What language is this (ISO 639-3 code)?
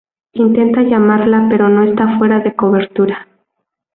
spa